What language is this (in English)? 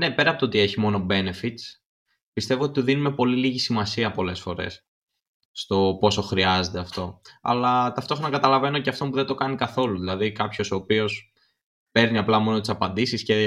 Greek